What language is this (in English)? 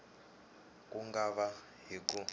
Tsonga